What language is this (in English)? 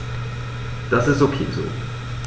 German